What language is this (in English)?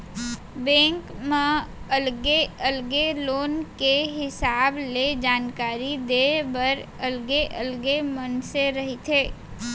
Chhattisgarhi